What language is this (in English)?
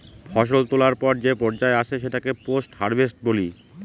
Bangla